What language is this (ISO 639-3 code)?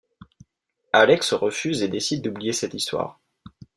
fra